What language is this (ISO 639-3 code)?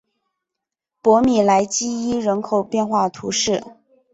zho